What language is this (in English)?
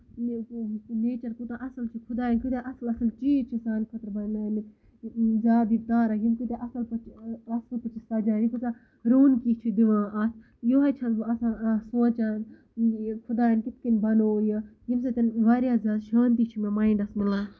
Kashmiri